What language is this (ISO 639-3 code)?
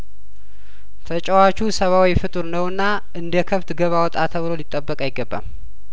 amh